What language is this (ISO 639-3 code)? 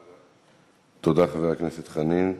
heb